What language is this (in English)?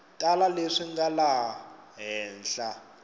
Tsonga